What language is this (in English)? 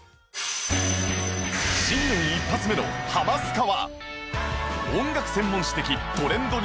Japanese